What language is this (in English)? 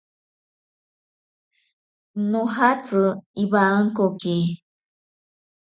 Ashéninka Perené